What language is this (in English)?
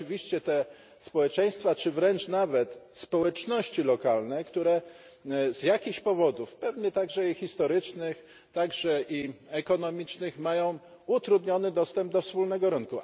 Polish